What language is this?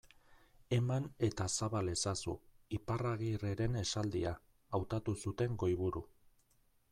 Basque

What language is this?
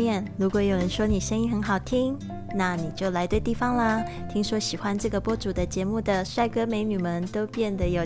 Chinese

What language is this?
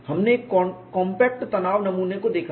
Hindi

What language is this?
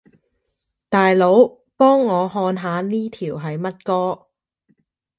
Cantonese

